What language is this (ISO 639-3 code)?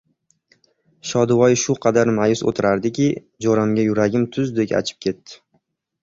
uzb